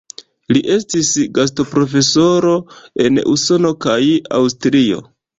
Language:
Esperanto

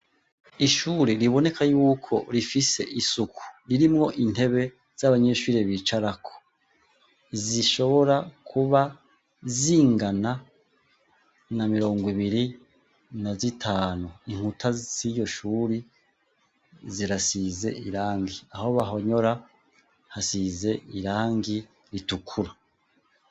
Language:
Rundi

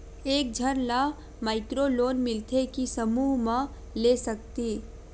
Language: Chhattisgarhi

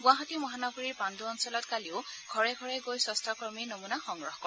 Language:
Assamese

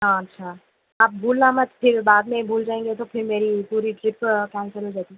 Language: Urdu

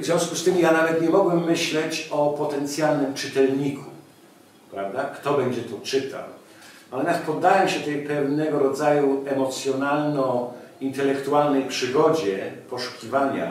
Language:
Polish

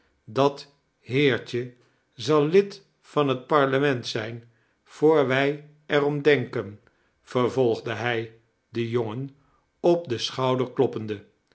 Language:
Dutch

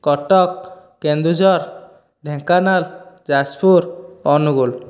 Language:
Odia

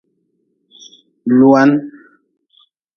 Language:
Nawdm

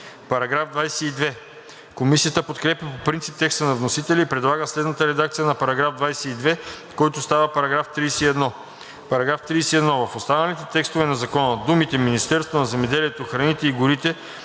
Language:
Bulgarian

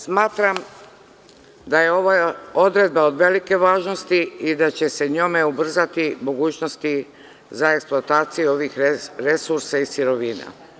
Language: Serbian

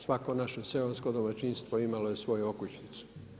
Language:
Croatian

